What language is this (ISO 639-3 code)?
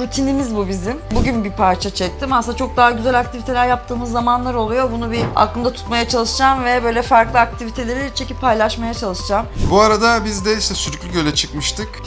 tur